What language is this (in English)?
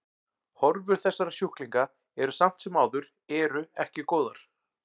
Icelandic